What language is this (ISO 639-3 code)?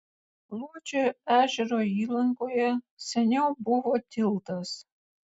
lit